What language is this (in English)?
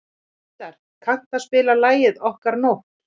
Icelandic